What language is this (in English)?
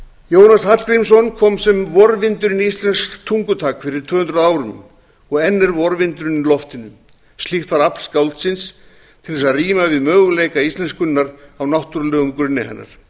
Icelandic